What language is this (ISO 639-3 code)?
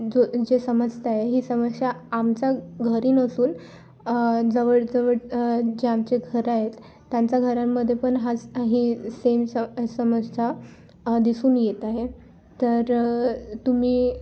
mar